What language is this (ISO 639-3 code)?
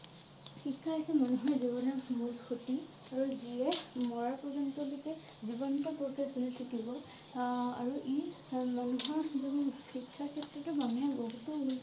asm